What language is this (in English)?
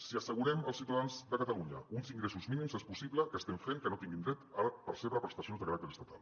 Catalan